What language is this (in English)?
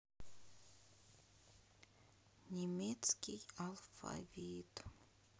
Russian